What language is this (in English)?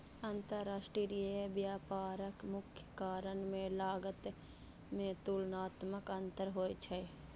Maithili